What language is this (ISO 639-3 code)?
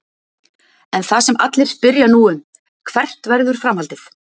isl